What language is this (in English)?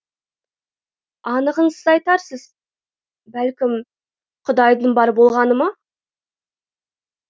Kazakh